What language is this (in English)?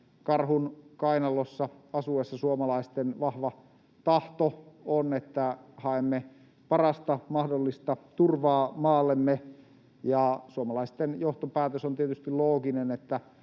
Finnish